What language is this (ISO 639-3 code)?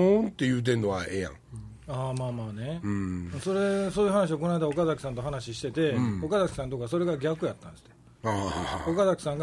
jpn